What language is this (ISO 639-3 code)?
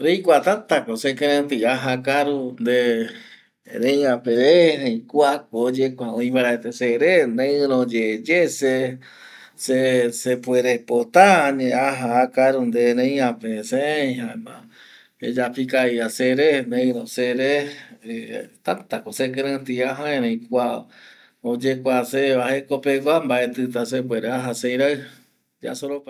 gui